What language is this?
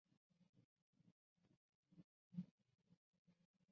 Chinese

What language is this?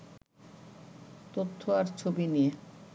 Bangla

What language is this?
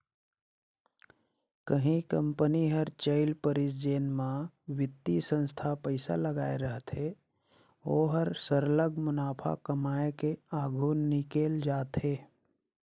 Chhattisgarhi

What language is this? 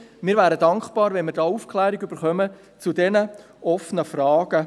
Swiss German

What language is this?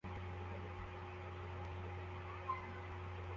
Kinyarwanda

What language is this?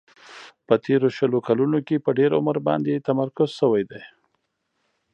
Pashto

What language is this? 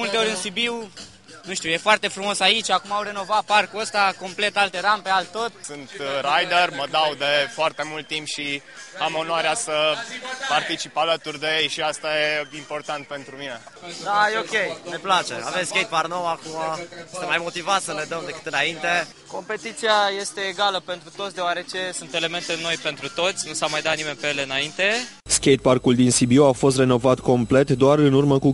Romanian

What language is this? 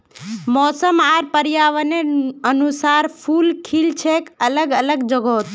Magahi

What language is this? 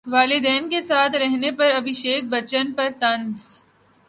Urdu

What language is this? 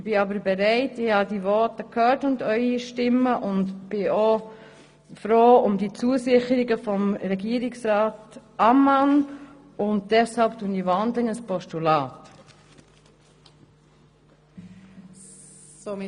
Swiss German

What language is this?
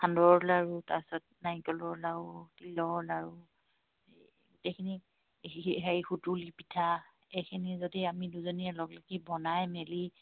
Assamese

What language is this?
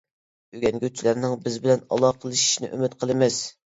Uyghur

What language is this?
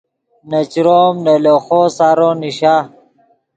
Yidgha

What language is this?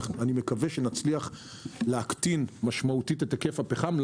Hebrew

